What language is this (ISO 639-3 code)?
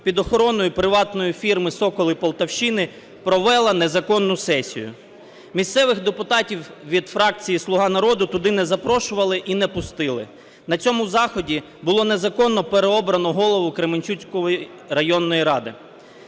ukr